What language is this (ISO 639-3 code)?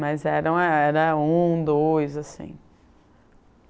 por